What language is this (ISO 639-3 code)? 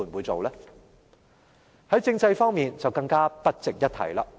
yue